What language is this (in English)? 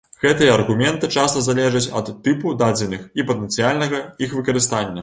Belarusian